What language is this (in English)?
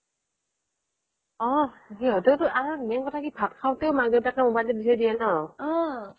Assamese